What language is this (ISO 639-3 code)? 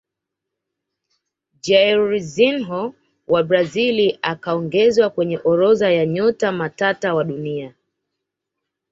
swa